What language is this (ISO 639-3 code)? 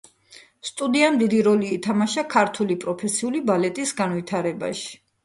kat